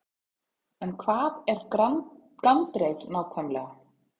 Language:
Icelandic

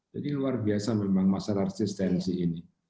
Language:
Indonesian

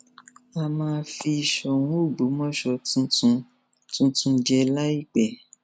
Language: Yoruba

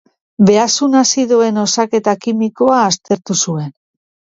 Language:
Basque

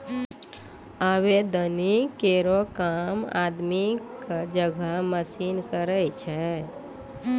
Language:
Maithili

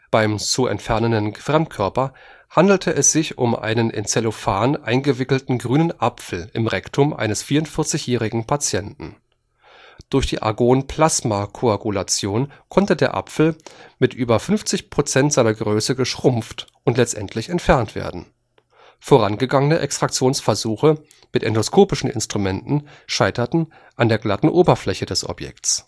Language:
German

